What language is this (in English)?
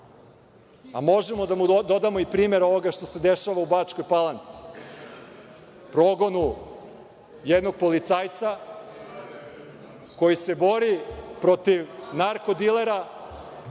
Serbian